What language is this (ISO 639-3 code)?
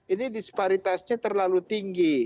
ind